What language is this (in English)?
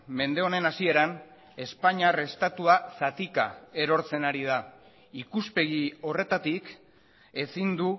Basque